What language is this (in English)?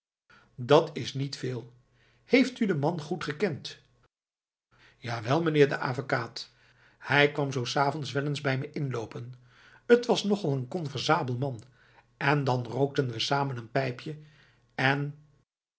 Dutch